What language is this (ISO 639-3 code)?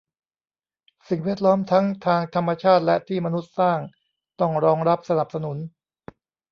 tha